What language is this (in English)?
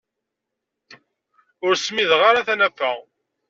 Kabyle